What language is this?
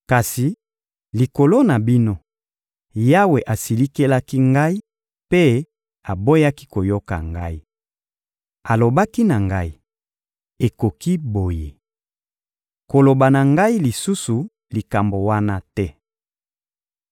Lingala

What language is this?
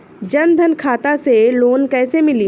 Bhojpuri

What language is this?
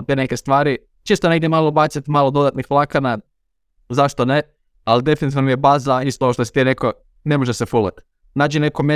Croatian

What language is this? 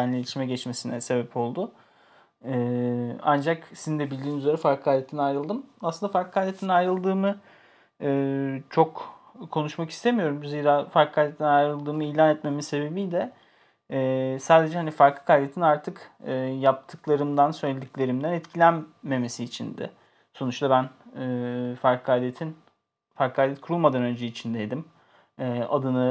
Turkish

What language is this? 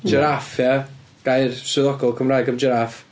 Welsh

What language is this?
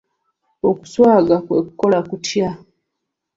Ganda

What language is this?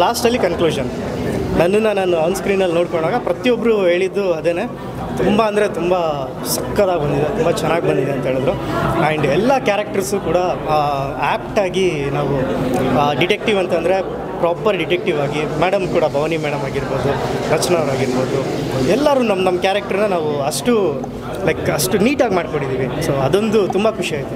Kannada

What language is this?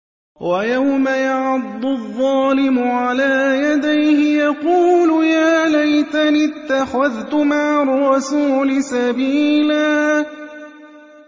Arabic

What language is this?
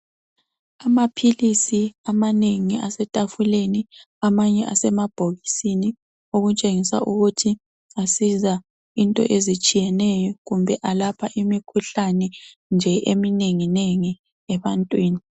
North Ndebele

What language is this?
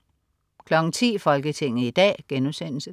Danish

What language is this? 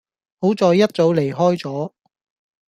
Cantonese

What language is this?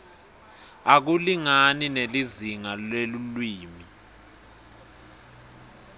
Swati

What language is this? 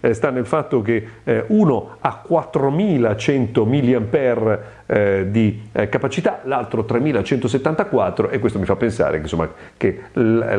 Italian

